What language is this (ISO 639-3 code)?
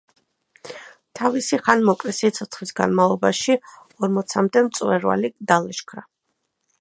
kat